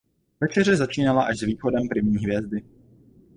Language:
Czech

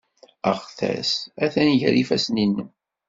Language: Kabyle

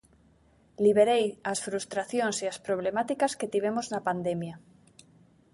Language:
Galician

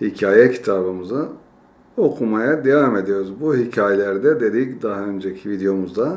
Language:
Turkish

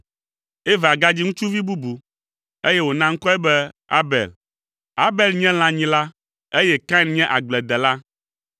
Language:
Ewe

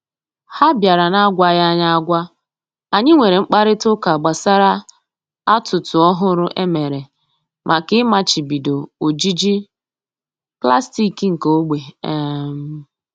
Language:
Igbo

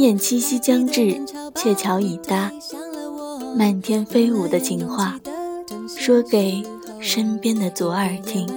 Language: Chinese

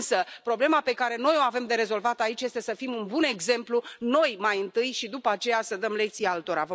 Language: Romanian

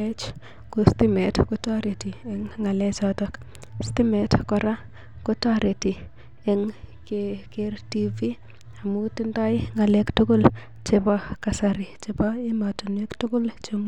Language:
Kalenjin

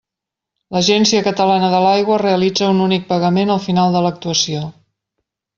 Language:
Catalan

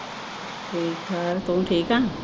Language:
Punjabi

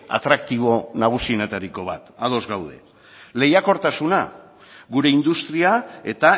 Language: Basque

